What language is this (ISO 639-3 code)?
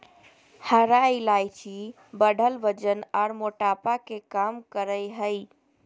mag